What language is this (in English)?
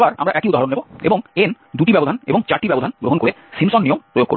Bangla